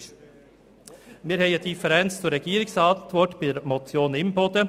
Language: Swiss German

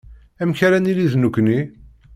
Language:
Kabyle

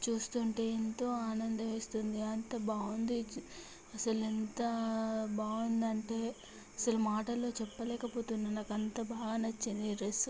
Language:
Telugu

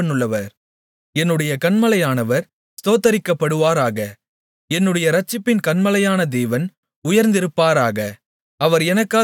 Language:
Tamil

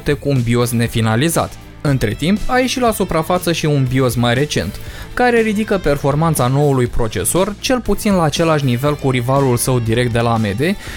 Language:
Romanian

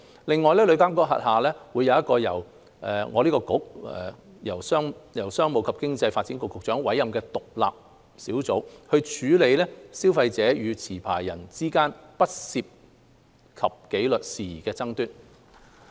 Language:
Cantonese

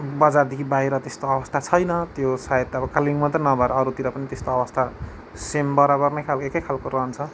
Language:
Nepali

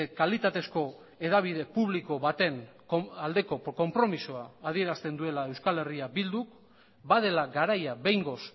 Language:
Basque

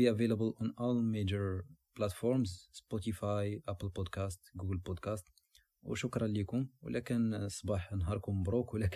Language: Arabic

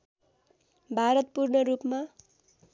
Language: Nepali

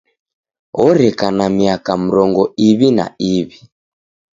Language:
Taita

